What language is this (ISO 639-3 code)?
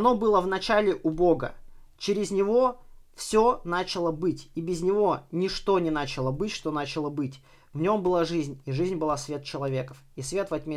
rus